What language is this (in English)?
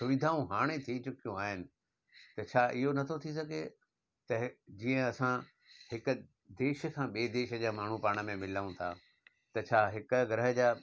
Sindhi